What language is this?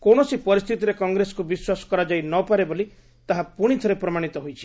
Odia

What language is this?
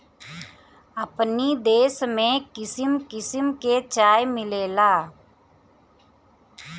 Bhojpuri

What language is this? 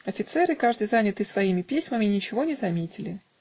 Russian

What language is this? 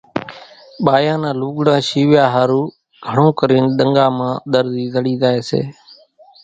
Kachi Koli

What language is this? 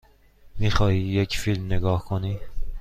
Persian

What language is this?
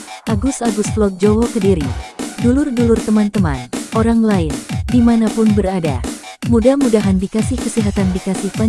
Indonesian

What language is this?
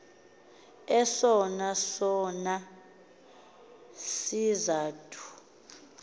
Xhosa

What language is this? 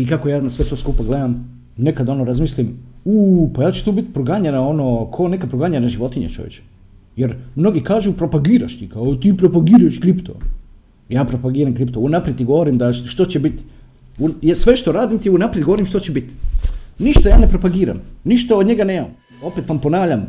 Croatian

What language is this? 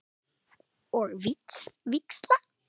Icelandic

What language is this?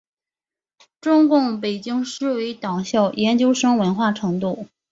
Chinese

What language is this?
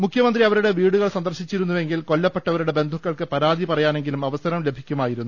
Malayalam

